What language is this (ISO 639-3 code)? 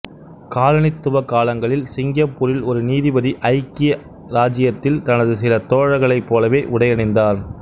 tam